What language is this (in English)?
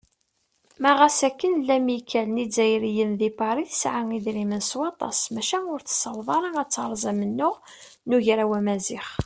Kabyle